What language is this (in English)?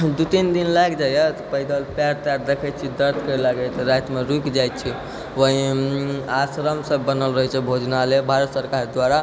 Maithili